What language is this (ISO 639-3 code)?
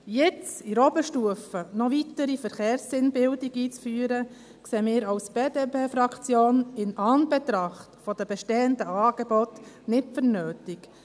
gsw